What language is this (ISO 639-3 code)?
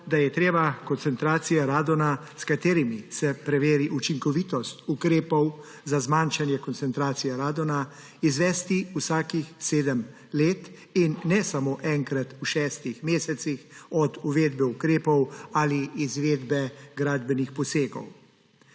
slv